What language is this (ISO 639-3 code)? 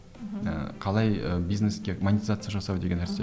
kaz